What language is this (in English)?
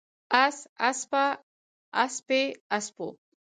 Pashto